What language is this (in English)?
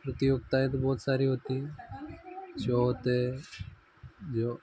Hindi